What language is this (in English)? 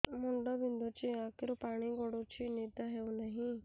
Odia